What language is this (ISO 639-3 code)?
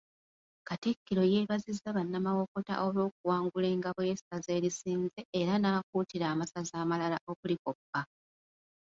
lug